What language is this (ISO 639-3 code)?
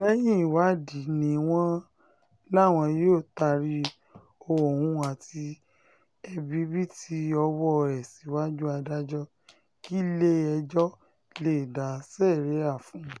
yor